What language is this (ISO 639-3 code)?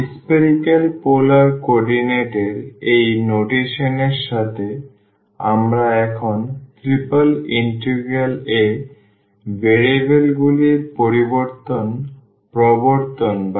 ben